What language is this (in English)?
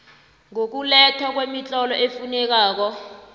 South Ndebele